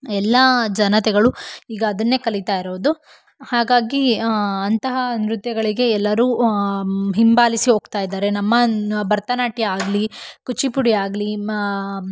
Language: Kannada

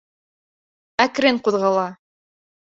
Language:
Bashkir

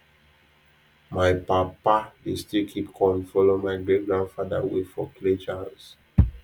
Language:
Nigerian Pidgin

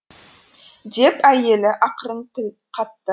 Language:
Kazakh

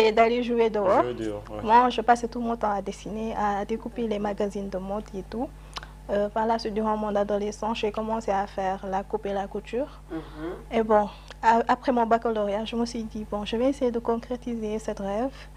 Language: French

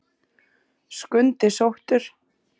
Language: Icelandic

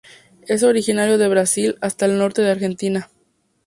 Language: Spanish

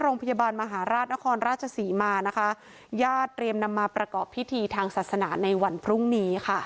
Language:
Thai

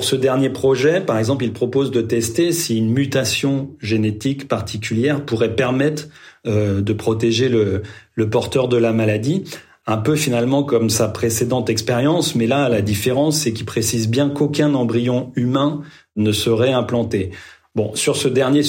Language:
French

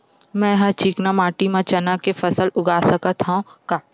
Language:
Chhattisgarhi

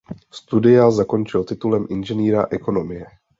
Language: Czech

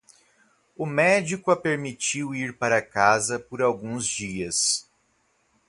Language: Portuguese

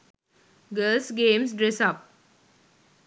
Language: Sinhala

